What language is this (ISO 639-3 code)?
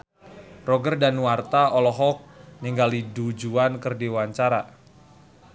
sun